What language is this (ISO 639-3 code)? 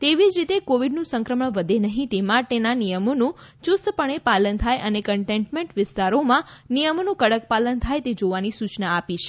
guj